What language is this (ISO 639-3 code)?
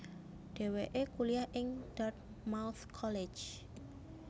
jav